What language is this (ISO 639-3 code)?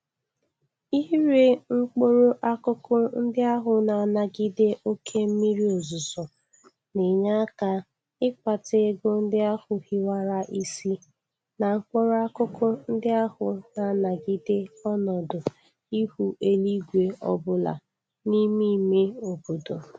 ibo